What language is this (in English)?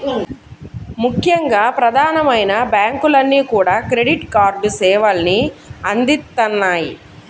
Telugu